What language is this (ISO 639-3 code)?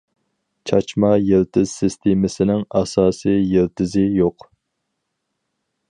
uig